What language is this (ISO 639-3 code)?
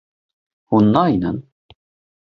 kur